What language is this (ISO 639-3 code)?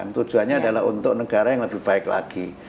ind